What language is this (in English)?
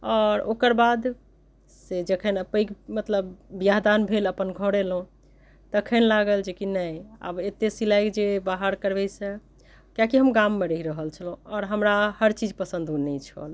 Maithili